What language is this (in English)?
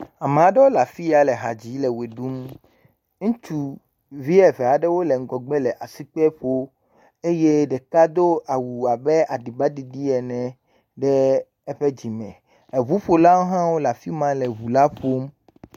Ewe